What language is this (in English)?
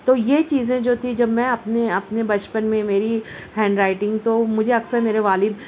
Urdu